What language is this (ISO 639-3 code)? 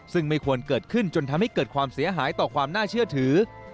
tha